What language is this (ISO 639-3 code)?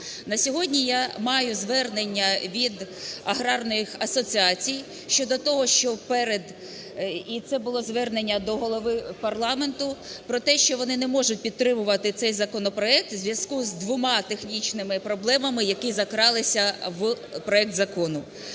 ukr